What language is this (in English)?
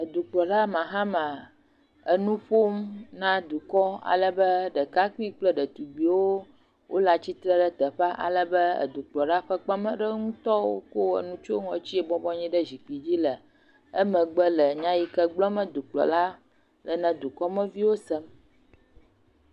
Ewe